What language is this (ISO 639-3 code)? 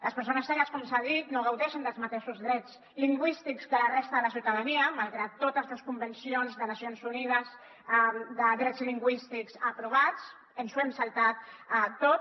cat